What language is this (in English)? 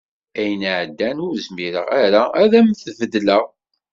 Kabyle